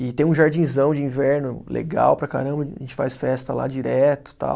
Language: Portuguese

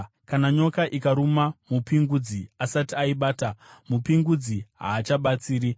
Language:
Shona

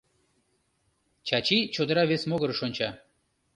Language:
Mari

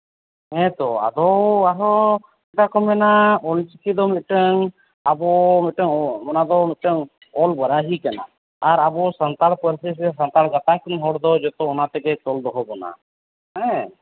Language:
Santali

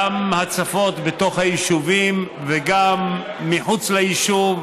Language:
Hebrew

